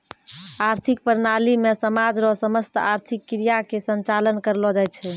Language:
Maithili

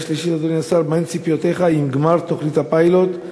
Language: Hebrew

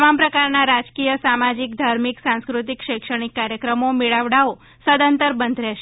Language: Gujarati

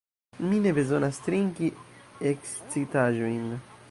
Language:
Esperanto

